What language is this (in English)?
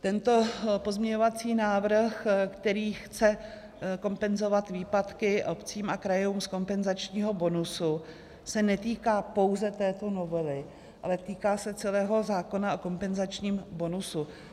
Czech